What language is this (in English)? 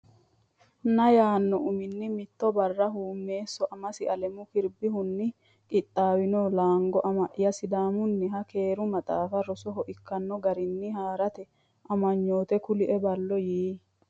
Sidamo